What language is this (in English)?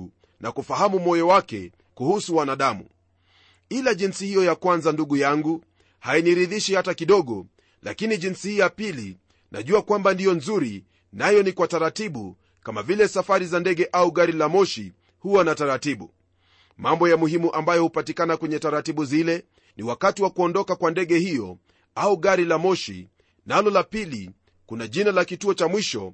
Swahili